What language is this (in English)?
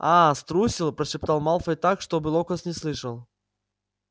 Russian